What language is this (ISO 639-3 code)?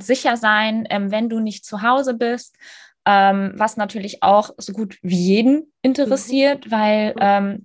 deu